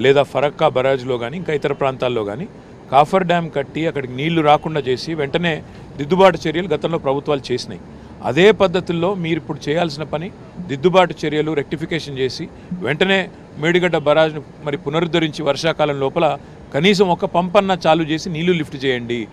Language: Telugu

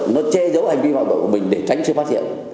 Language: Vietnamese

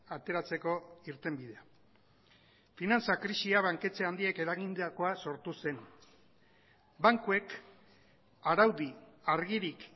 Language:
Basque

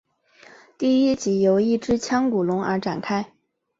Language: Chinese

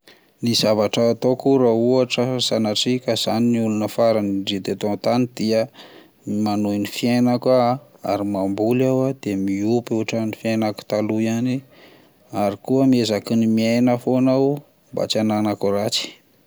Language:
Malagasy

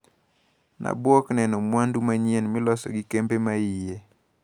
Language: Luo (Kenya and Tanzania)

